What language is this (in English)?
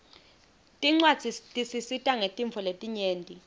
Swati